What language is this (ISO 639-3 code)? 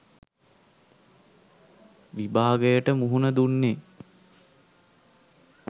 sin